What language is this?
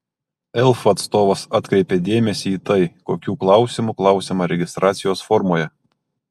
Lithuanian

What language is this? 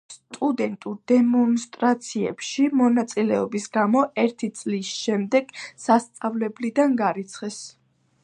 Georgian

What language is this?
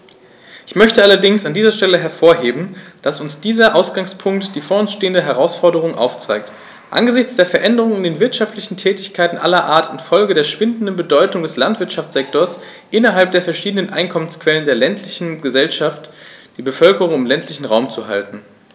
German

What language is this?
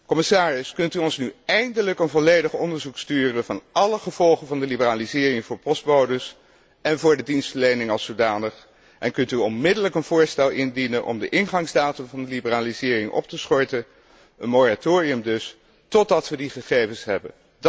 Dutch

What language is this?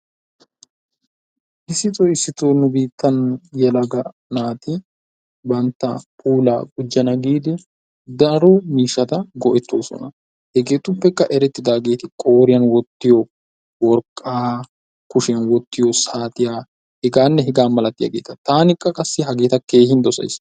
Wolaytta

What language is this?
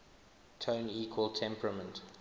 English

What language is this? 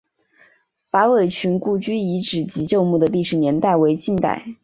Chinese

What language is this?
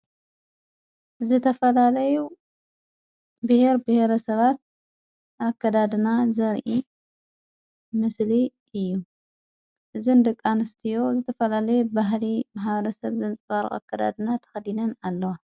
Tigrinya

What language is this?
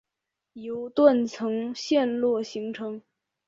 Chinese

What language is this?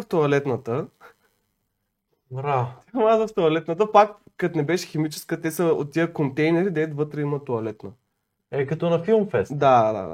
Bulgarian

